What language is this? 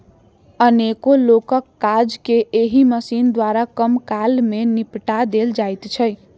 Maithili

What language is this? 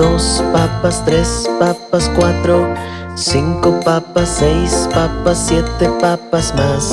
Spanish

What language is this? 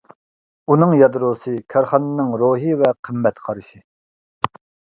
Uyghur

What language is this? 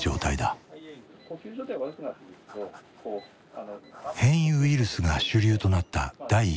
Japanese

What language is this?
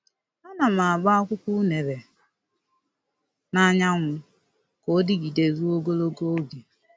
Igbo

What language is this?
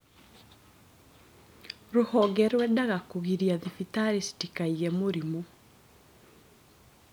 Kikuyu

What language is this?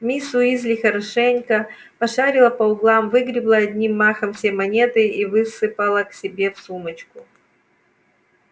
Russian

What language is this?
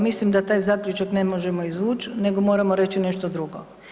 Croatian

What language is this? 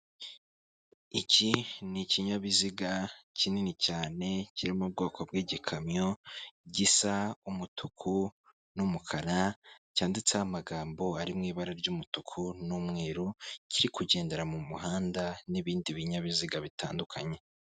Kinyarwanda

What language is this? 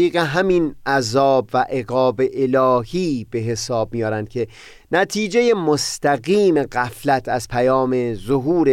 Persian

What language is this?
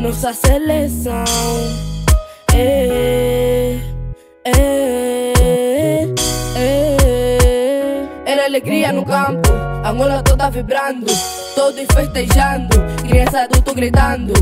Portuguese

